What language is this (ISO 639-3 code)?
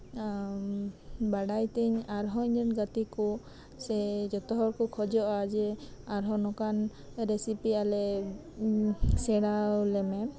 sat